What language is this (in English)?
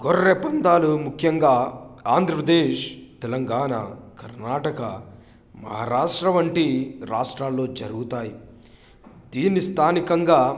Telugu